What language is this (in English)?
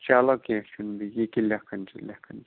Kashmiri